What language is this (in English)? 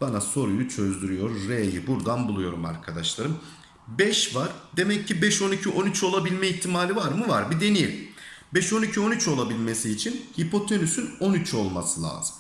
Turkish